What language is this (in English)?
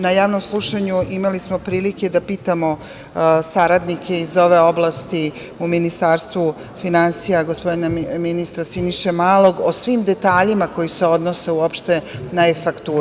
Serbian